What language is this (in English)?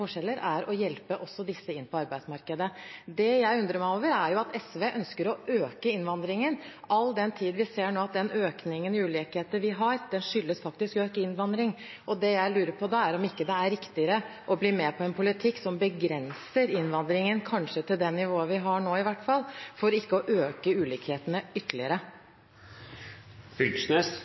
Norwegian Bokmål